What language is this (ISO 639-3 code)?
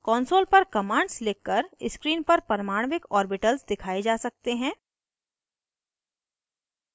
hin